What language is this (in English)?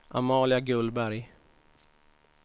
Swedish